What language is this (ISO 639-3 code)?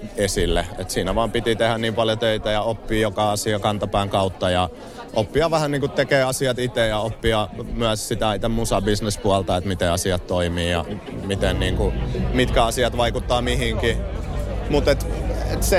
fin